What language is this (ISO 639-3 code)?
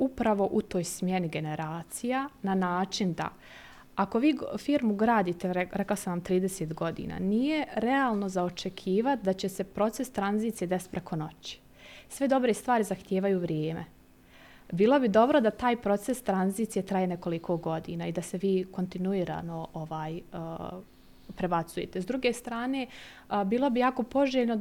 hrv